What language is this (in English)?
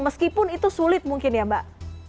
Indonesian